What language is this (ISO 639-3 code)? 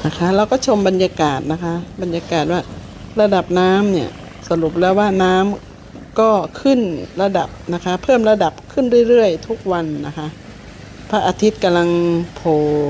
tha